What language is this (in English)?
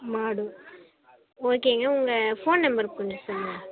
Tamil